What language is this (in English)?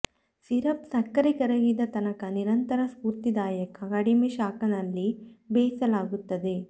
Kannada